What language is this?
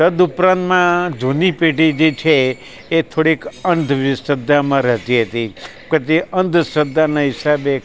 Gujarati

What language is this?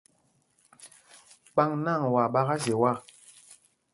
Mpumpong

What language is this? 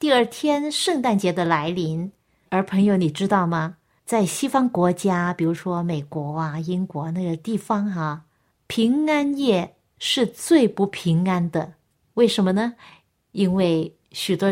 Chinese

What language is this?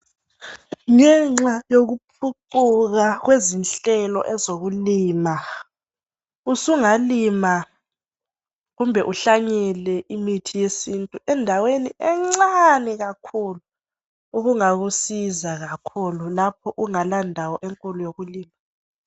North Ndebele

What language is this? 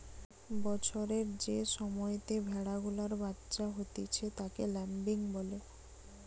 Bangla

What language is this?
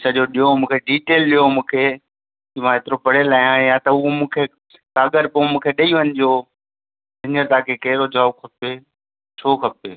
Sindhi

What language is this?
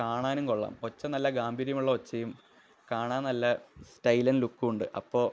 Malayalam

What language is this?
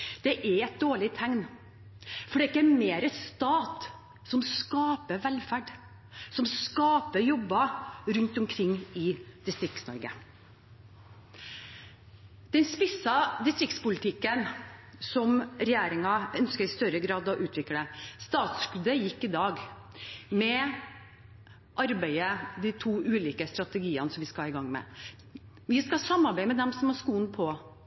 Norwegian Bokmål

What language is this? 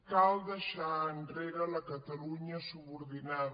Catalan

